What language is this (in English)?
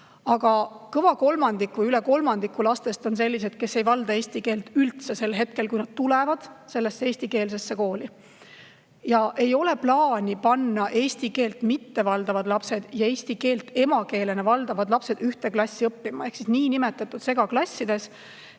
Estonian